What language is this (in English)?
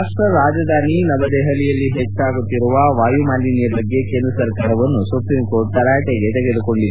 Kannada